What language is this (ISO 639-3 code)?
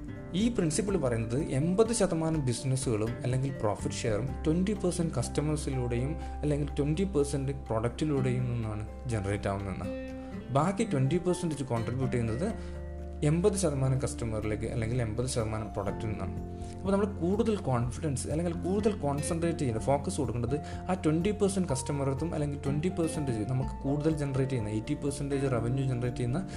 mal